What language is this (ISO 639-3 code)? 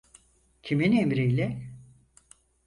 tur